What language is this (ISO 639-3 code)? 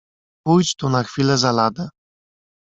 pol